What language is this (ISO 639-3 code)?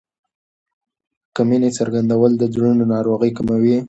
pus